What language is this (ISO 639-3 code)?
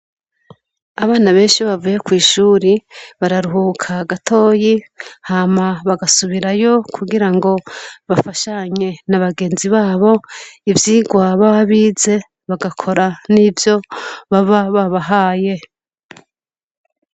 run